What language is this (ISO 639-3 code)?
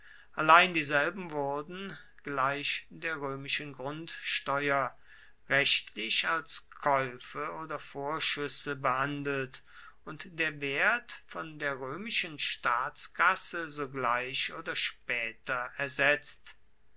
deu